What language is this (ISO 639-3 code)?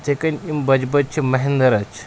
kas